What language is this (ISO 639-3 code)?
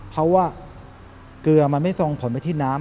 tha